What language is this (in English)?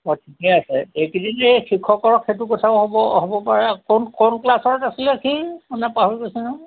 Assamese